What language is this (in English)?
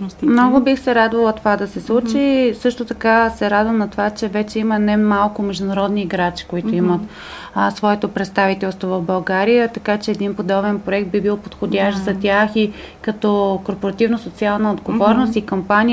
Bulgarian